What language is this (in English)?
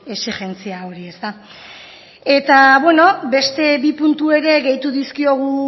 Basque